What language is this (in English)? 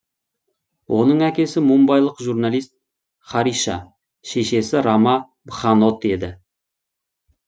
Kazakh